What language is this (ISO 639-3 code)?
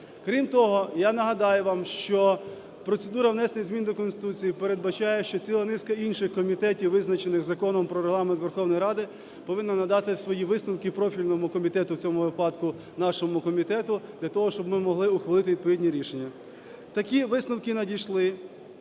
ukr